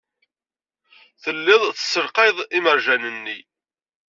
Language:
Kabyle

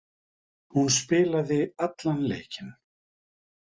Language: Icelandic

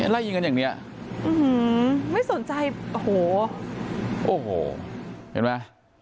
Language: Thai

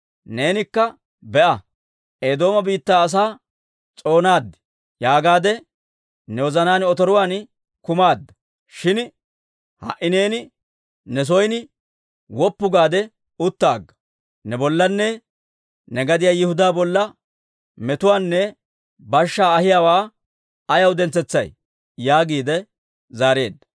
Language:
Dawro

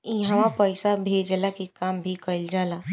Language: Bhojpuri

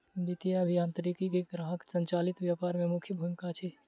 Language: Maithili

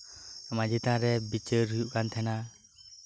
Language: Santali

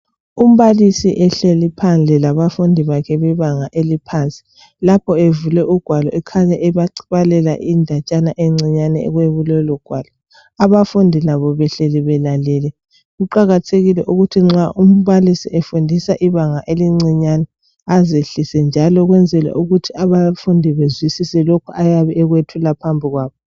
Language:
North Ndebele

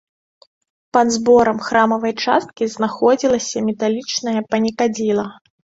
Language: Belarusian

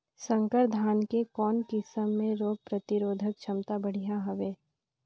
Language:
Chhattisgarhi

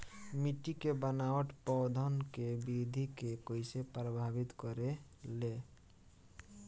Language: Bhojpuri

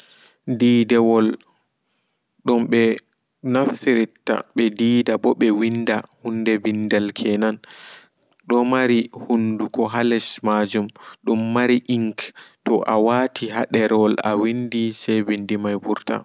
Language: Fula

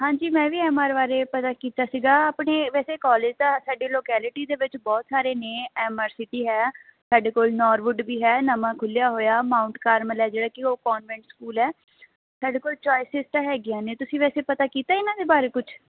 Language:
Punjabi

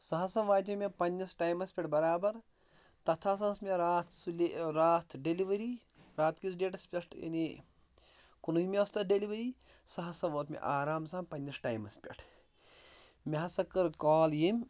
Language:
Kashmiri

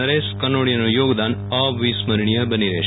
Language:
Gujarati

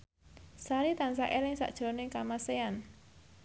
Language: Javanese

